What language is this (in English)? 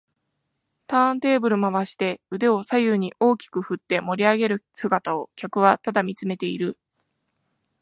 Japanese